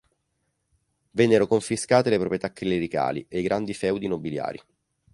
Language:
Italian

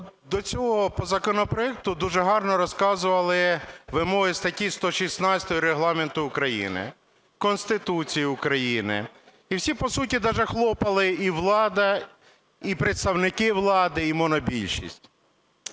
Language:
Ukrainian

